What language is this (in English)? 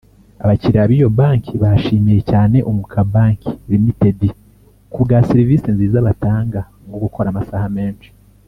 Kinyarwanda